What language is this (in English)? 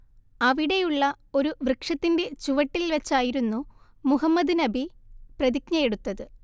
Malayalam